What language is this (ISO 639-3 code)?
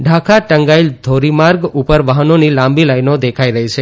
guj